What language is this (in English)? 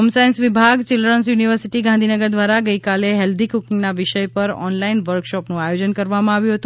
Gujarati